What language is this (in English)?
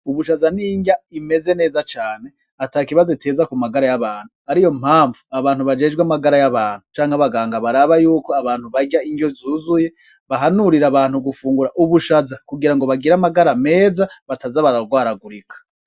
Rundi